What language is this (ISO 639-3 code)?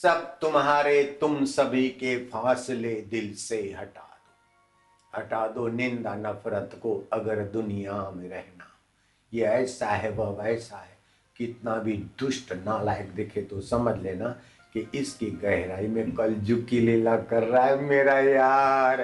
hin